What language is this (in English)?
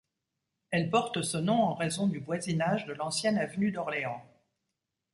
French